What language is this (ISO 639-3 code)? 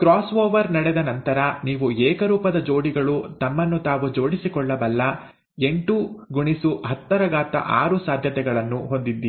kan